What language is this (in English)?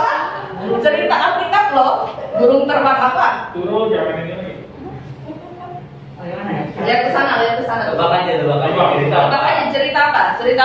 Indonesian